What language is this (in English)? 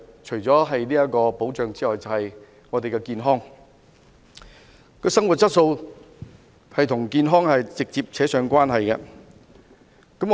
Cantonese